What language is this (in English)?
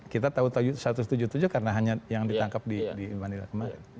Indonesian